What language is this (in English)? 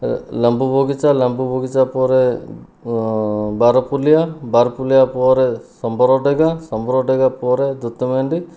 Odia